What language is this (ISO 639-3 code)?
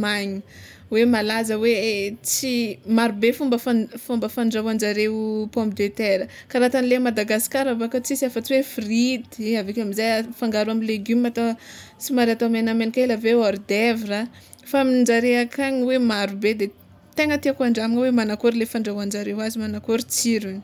xmw